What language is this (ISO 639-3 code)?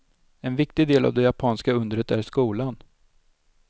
swe